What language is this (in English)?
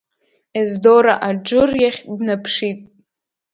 Abkhazian